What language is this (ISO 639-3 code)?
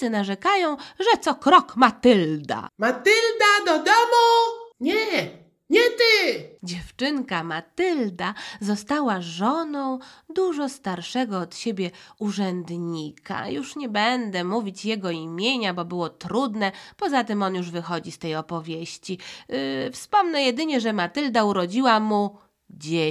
pol